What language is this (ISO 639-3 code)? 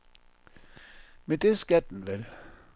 dan